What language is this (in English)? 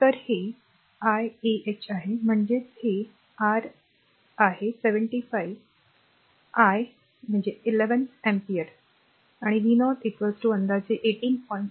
Marathi